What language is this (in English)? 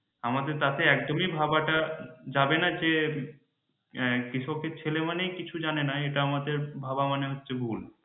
Bangla